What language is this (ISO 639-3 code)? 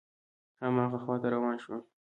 pus